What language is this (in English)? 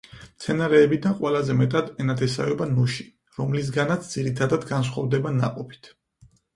Georgian